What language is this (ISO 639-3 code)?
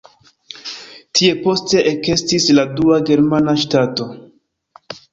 epo